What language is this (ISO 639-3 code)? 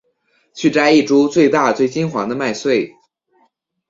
zho